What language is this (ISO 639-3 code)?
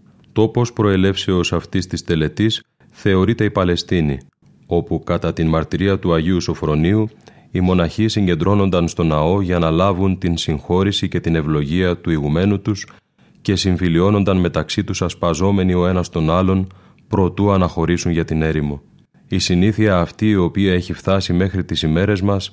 ell